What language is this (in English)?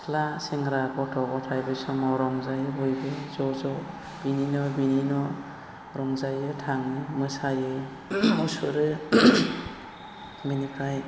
Bodo